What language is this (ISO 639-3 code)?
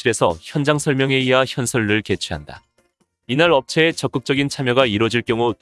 kor